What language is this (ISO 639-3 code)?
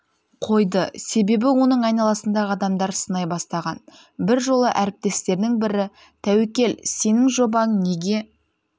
kaz